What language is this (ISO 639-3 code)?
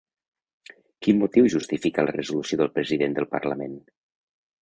cat